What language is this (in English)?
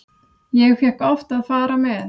Icelandic